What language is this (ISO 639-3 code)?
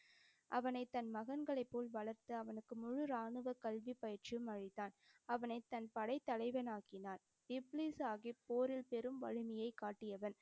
tam